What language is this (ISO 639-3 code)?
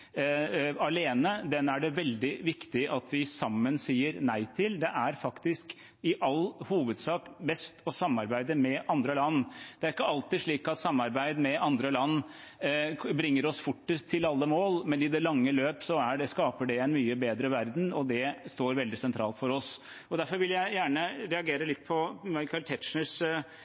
nob